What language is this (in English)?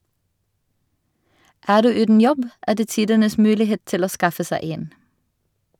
Norwegian